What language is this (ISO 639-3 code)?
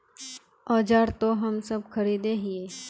mag